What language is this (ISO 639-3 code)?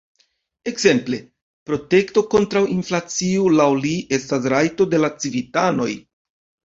epo